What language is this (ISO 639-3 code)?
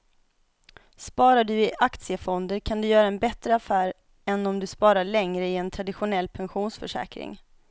swe